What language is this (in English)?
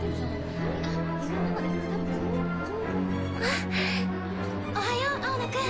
Japanese